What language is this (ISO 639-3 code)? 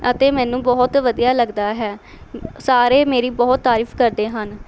pan